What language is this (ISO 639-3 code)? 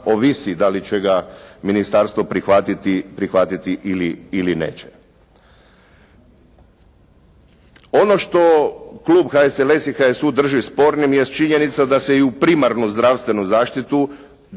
hrv